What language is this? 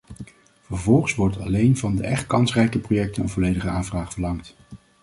Dutch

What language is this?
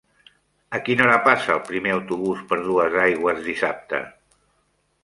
Catalan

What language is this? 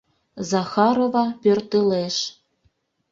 Mari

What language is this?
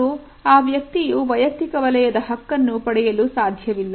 Kannada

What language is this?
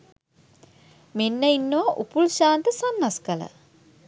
Sinhala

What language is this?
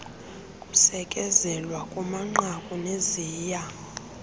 Xhosa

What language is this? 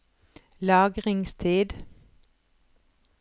Norwegian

